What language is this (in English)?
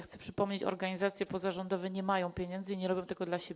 Polish